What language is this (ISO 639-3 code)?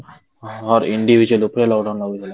ori